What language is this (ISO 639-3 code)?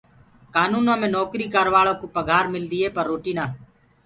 ggg